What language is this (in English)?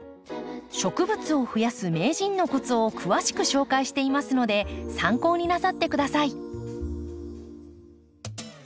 Japanese